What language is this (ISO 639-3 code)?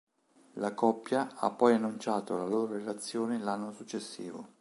ita